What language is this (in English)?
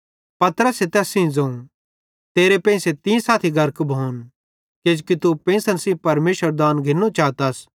Bhadrawahi